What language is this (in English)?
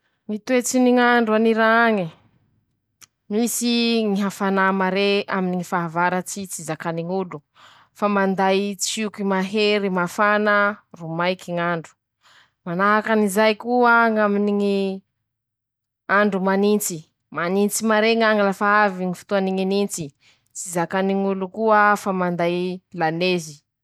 Masikoro Malagasy